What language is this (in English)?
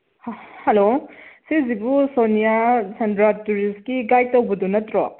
Manipuri